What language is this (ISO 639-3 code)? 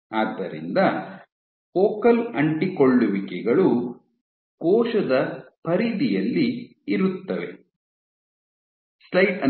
kan